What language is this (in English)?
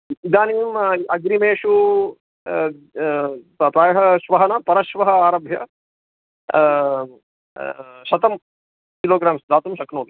Sanskrit